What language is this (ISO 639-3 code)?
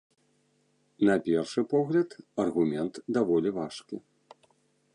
bel